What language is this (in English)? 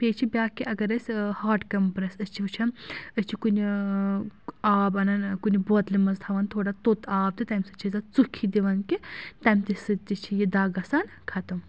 Kashmiri